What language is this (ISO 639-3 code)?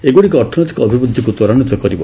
ori